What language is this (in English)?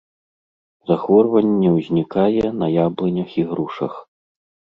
Belarusian